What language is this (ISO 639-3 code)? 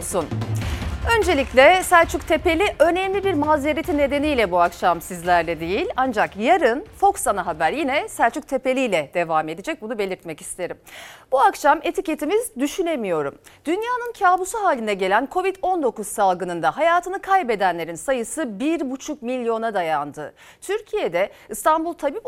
tur